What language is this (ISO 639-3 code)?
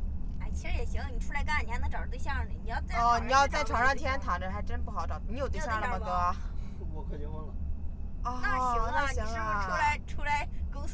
zho